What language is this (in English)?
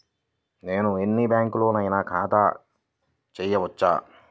Telugu